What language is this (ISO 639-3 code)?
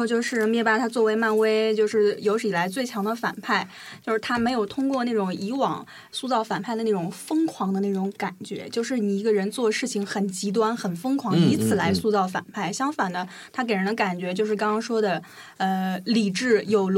zho